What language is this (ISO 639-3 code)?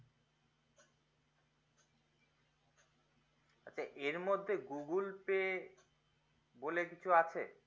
ben